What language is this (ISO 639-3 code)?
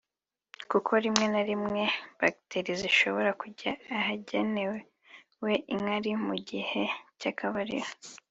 kin